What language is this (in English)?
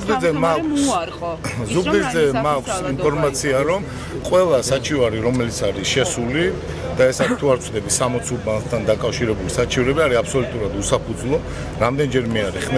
Romanian